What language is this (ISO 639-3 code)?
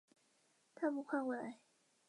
zho